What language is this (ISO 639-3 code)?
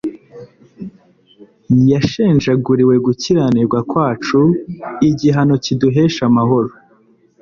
kin